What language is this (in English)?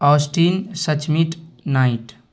Urdu